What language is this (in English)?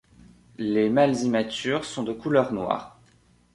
French